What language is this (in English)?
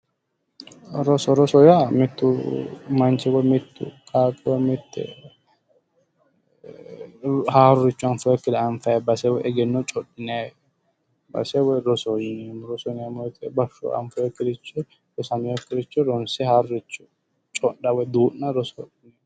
Sidamo